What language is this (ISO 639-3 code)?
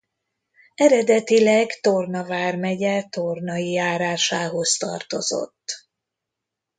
hun